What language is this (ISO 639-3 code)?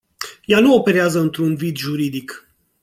ron